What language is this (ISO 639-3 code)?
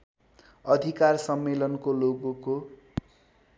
nep